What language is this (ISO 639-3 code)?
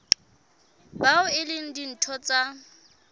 sot